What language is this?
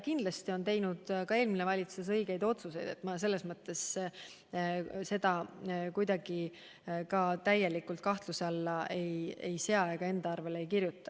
Estonian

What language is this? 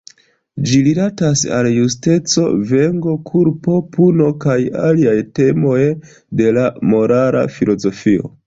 Esperanto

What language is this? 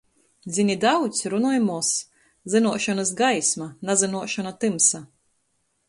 Latgalian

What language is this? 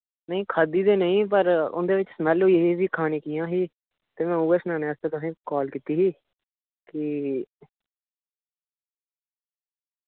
Dogri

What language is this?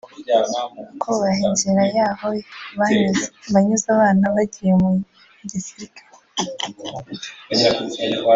Kinyarwanda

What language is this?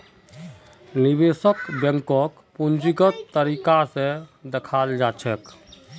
Magahi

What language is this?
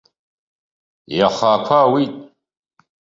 Abkhazian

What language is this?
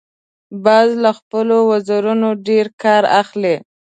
Pashto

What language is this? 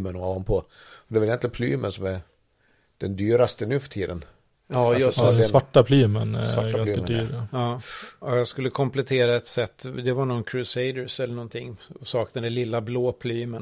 Swedish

